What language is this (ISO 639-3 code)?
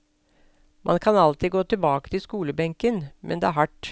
nor